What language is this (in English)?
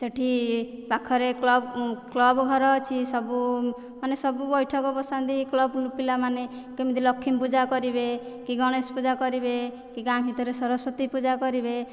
Odia